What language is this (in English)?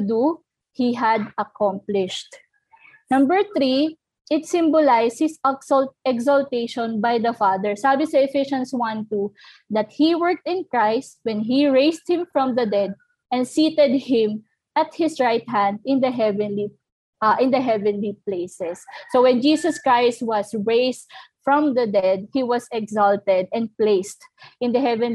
Filipino